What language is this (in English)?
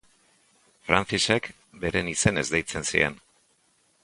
Basque